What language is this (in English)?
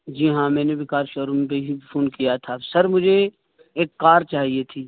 Urdu